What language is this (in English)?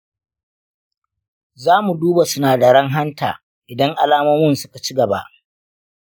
Hausa